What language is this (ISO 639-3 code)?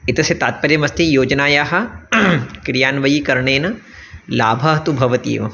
san